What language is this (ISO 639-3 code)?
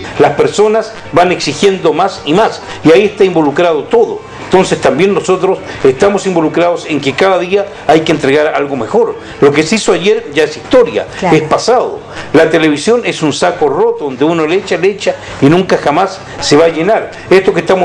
spa